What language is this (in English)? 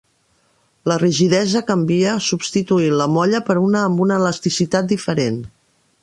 Catalan